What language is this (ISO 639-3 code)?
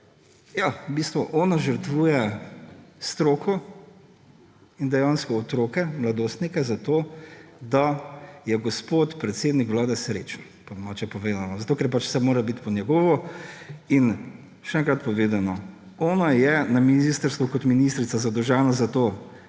slv